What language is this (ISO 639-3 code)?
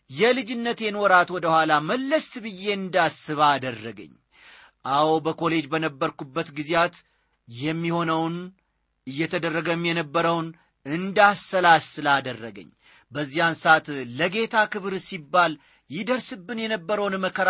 amh